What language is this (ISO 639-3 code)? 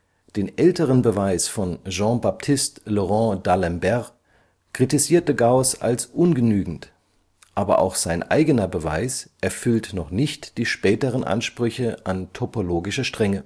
deu